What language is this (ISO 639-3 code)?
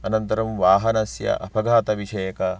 san